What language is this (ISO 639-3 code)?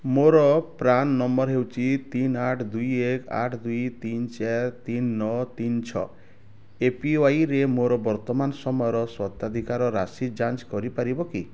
ori